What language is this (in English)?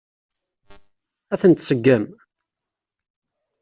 Kabyle